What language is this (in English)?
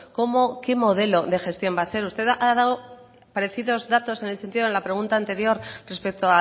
Spanish